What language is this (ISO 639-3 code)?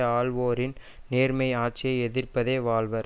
tam